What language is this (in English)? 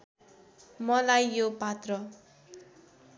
Nepali